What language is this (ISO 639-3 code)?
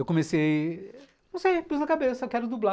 por